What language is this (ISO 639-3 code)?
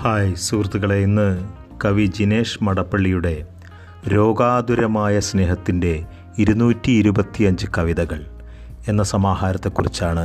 mal